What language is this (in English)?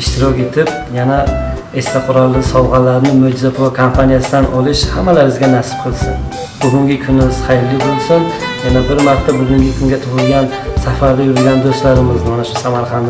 Turkish